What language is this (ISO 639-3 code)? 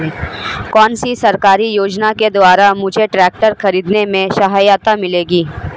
hin